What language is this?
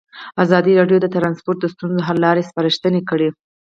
Pashto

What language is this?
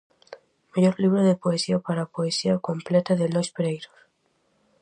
Galician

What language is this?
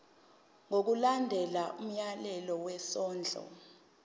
Zulu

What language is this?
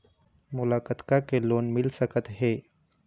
Chhattisgarhi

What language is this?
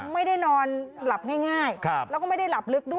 Thai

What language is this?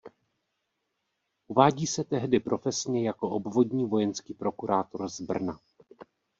Czech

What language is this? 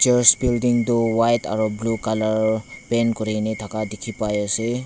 Naga Pidgin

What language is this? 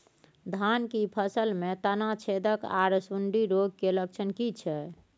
Maithili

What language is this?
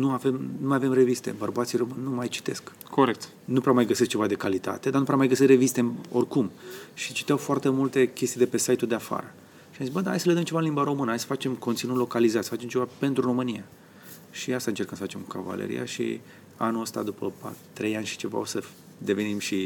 Romanian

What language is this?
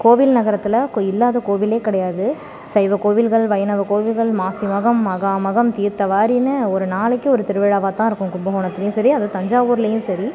Tamil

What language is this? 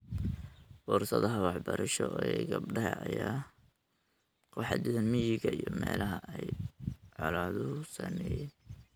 Somali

